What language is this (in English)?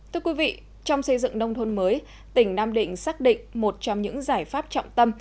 Vietnamese